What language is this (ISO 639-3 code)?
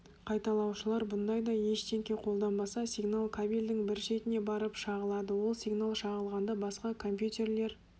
kaz